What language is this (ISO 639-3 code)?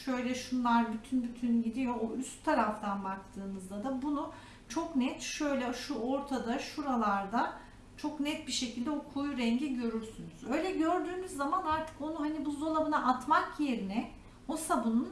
tur